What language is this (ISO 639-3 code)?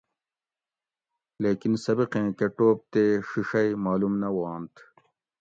gwc